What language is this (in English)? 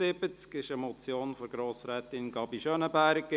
Swiss German